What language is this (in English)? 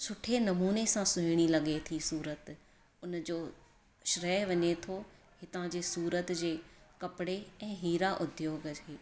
Sindhi